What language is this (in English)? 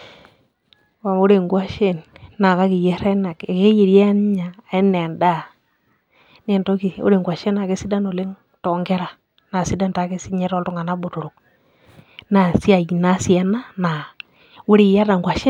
Masai